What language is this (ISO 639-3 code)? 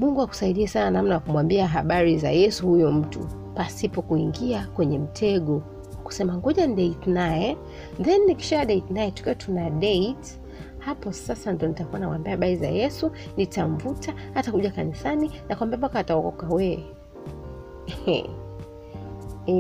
swa